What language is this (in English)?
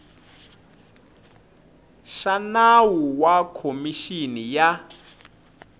Tsonga